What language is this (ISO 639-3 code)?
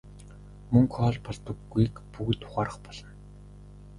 mon